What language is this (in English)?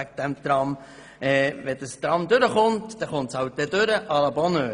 Swiss German